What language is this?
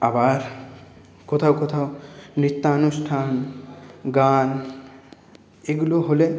Bangla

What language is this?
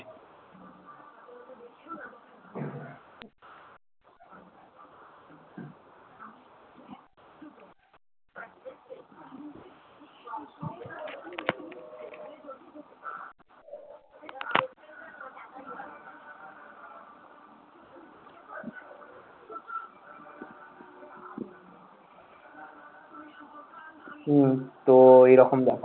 Bangla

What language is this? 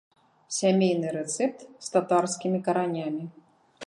Belarusian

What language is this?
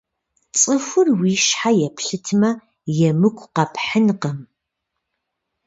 Kabardian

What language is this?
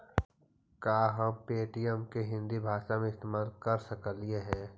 Magahi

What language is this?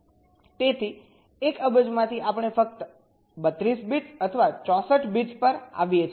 Gujarati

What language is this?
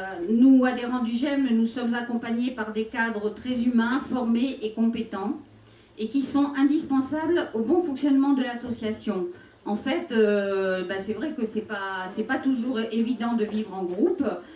French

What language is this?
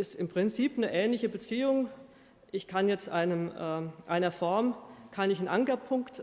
German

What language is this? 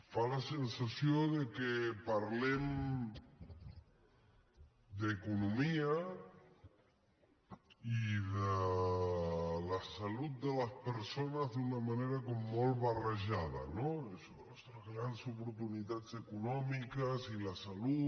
Catalan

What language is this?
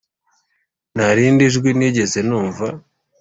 Kinyarwanda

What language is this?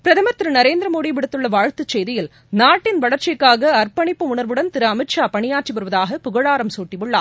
Tamil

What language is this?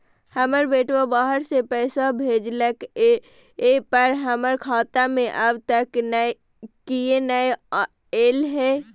Maithili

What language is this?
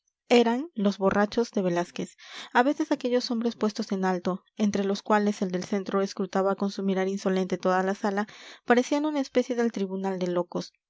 Spanish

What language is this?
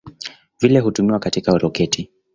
Swahili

